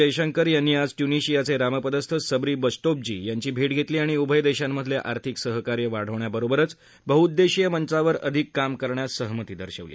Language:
Marathi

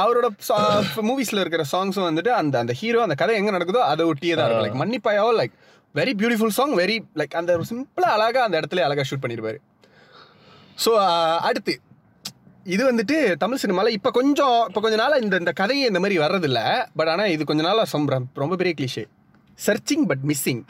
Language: Tamil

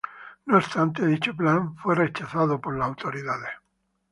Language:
Spanish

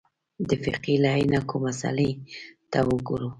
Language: Pashto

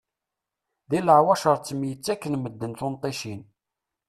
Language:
Kabyle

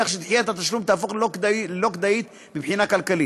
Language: Hebrew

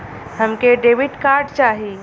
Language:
Bhojpuri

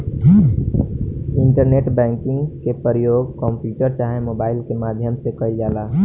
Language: Bhojpuri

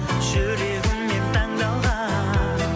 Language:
Kazakh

